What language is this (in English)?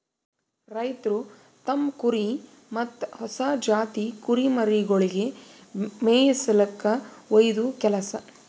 Kannada